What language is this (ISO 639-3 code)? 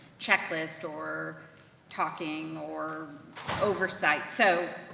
eng